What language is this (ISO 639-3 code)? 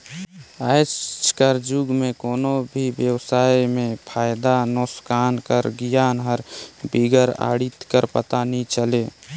hne